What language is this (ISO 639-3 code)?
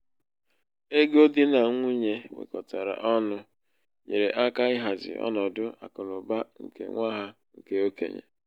ibo